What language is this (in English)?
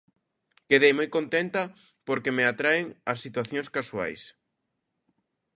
Galician